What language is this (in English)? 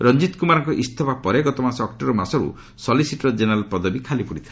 Odia